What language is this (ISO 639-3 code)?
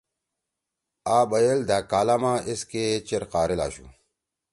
trw